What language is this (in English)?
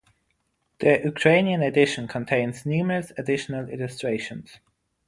English